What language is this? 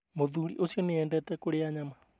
Kikuyu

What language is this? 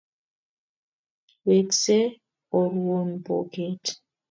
Kalenjin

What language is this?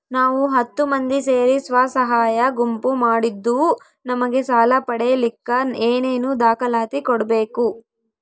Kannada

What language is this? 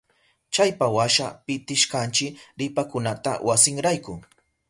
Southern Pastaza Quechua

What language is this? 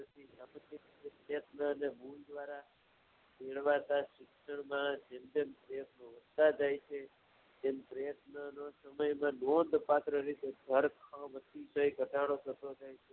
Gujarati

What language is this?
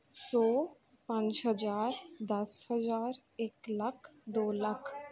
Punjabi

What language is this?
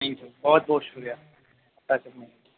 Urdu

